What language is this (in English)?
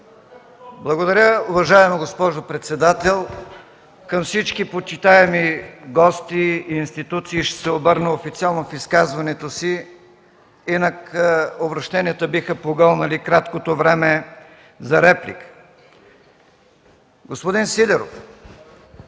Bulgarian